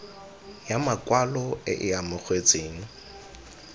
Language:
Tswana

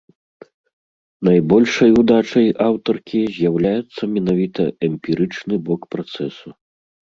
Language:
Belarusian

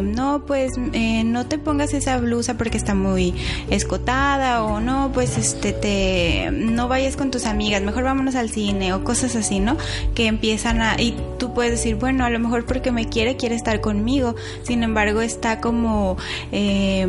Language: Spanish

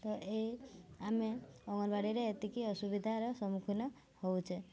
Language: Odia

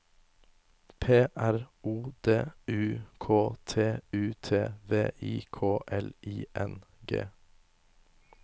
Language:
Norwegian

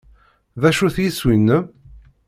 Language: Kabyle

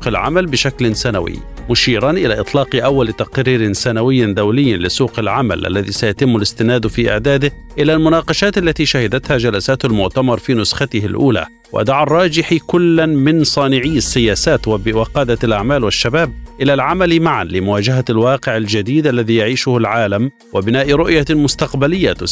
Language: Arabic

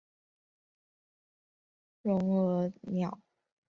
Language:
Chinese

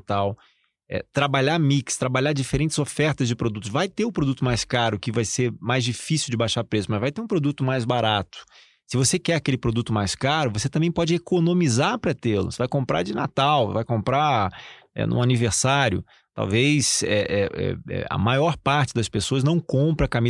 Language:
Portuguese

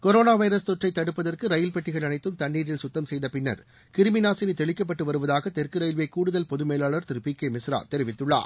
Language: Tamil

